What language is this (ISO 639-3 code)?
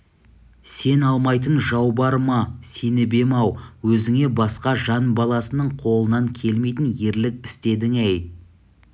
kaz